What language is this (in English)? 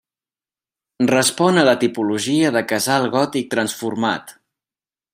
Catalan